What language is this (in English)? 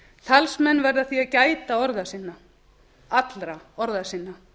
Icelandic